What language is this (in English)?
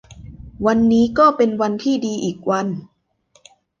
Thai